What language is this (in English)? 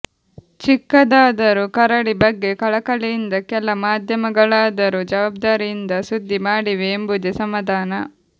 Kannada